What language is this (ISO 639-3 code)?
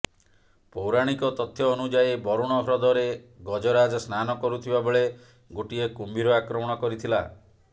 ori